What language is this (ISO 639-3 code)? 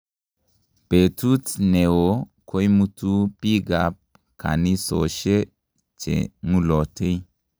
kln